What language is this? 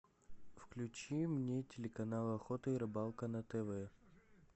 Russian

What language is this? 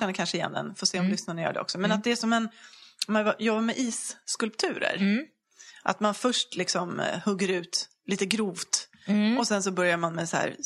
Swedish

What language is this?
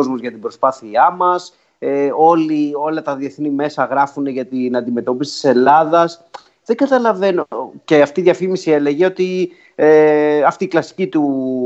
Greek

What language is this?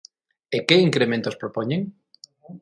Galician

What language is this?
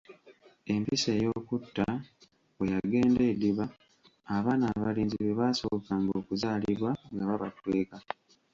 Ganda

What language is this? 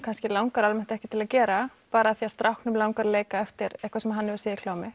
Icelandic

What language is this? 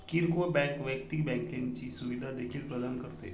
Marathi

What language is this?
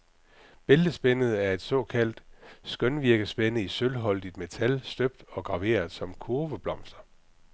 Danish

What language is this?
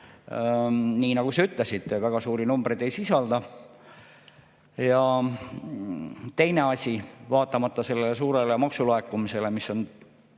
Estonian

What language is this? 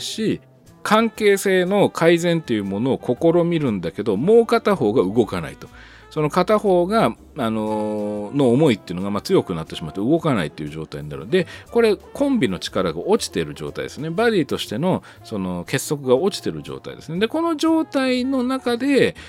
Japanese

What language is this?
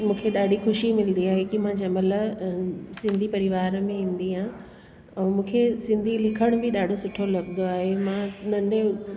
Sindhi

